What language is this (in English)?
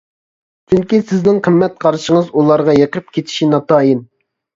Uyghur